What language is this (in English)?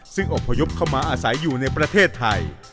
Thai